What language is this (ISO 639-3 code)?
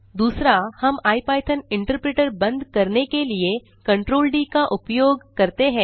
hin